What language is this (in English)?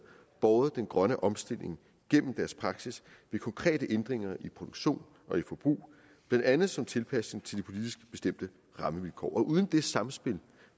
Danish